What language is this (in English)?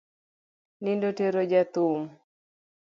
Luo (Kenya and Tanzania)